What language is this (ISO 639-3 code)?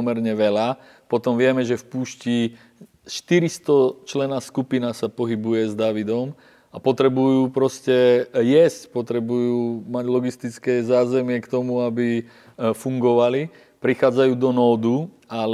slk